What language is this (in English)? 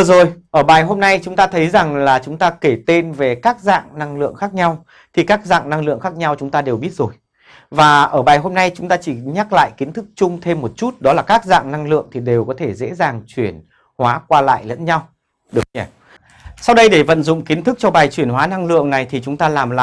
Vietnamese